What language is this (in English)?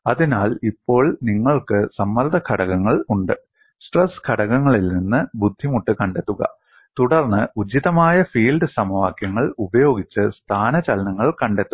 Malayalam